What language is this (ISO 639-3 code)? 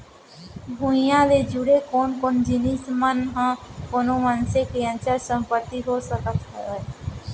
hne